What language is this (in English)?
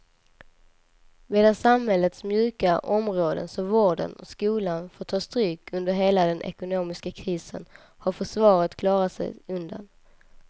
Swedish